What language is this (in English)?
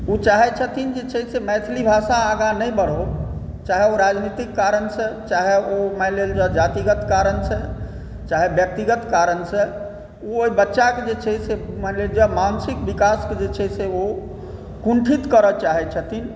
Maithili